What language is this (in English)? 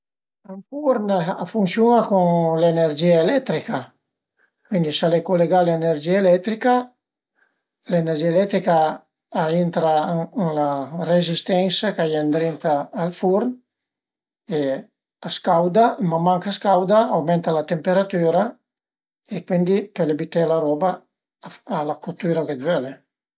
Piedmontese